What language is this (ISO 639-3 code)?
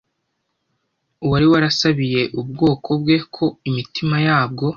kin